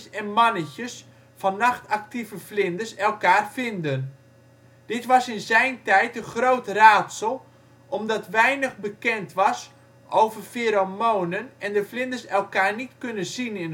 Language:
Dutch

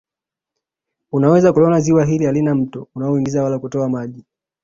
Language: Swahili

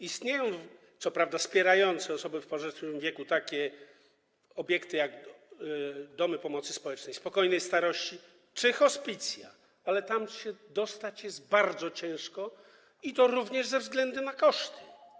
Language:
Polish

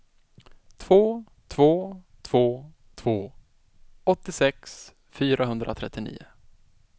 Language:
Swedish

